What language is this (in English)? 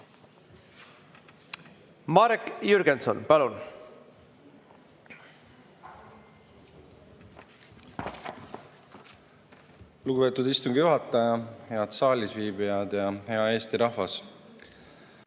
Estonian